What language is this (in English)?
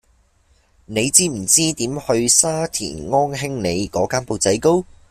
Cantonese